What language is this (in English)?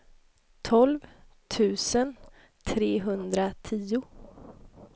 Swedish